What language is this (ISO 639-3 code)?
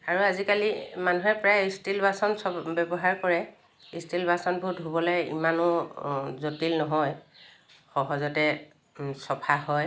asm